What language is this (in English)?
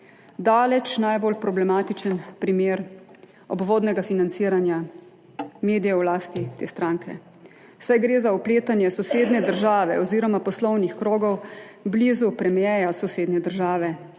Slovenian